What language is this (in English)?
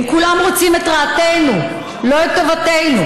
Hebrew